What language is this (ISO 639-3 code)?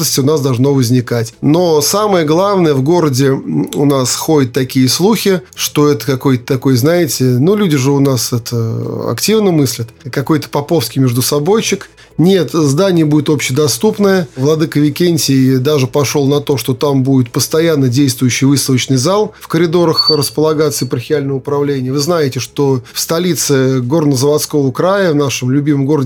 rus